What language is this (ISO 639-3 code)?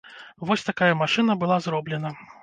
bel